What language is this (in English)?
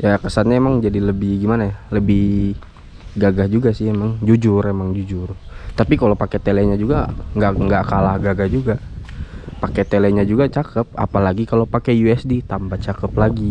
Indonesian